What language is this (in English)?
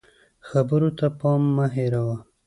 Pashto